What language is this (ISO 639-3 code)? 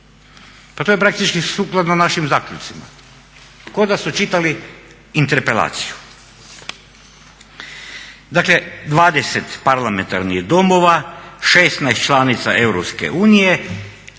hrv